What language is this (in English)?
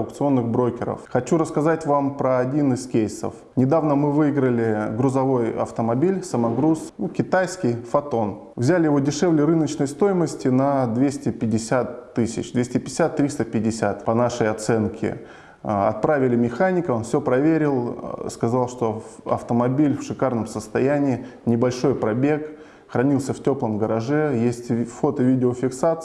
Russian